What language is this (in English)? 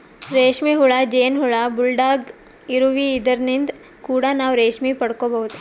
Kannada